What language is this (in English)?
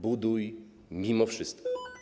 Polish